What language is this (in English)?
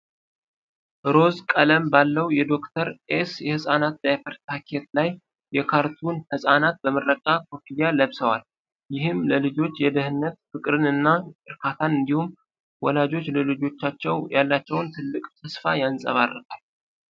Amharic